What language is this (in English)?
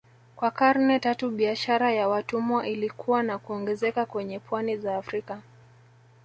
Swahili